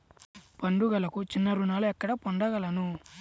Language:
Telugu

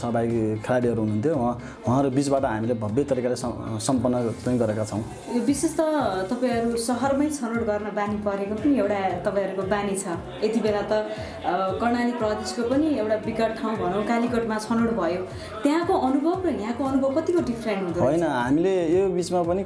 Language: Indonesian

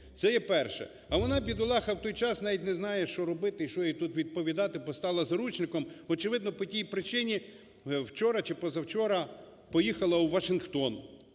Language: Ukrainian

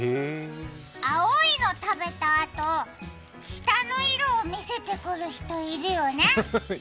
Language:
Japanese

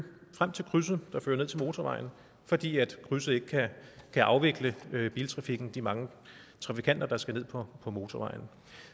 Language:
Danish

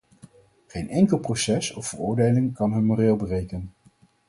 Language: Dutch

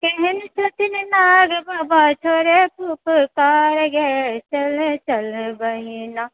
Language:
Maithili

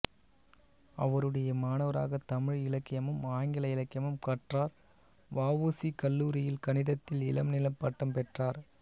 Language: Tamil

